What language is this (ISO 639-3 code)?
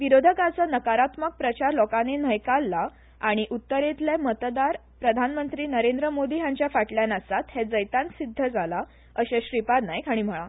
kok